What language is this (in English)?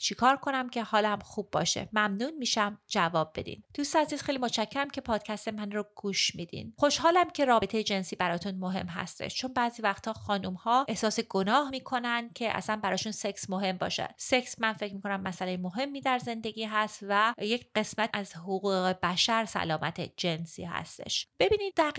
Persian